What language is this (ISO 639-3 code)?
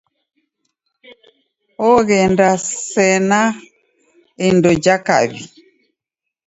dav